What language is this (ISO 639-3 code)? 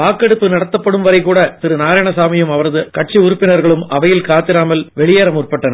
tam